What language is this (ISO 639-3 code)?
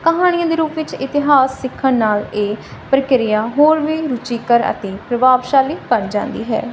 pan